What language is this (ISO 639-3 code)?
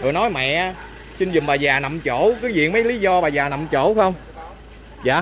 vie